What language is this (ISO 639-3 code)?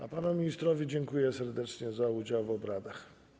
pol